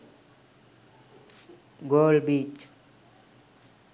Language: Sinhala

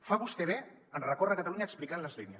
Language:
Catalan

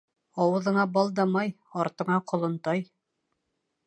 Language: Bashkir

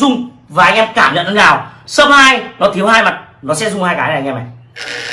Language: Vietnamese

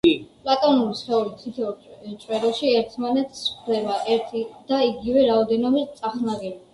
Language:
Georgian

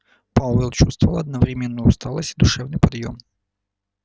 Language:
Russian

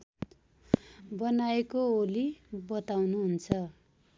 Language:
Nepali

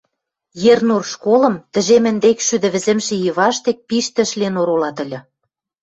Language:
Western Mari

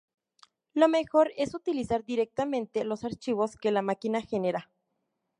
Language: Spanish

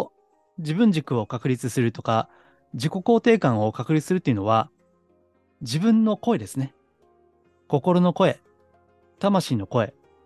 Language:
Japanese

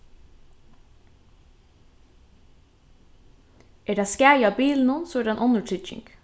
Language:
Faroese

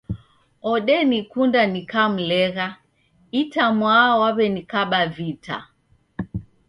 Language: Taita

